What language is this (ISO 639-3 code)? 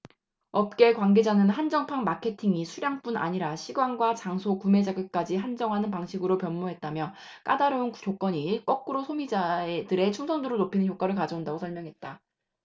kor